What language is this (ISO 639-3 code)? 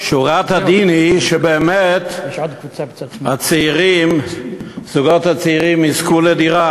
heb